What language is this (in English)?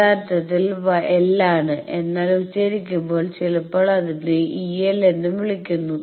Malayalam